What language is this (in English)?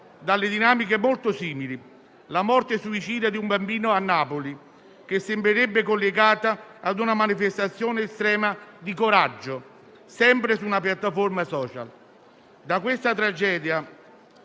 Italian